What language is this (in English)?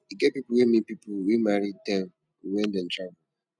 Nigerian Pidgin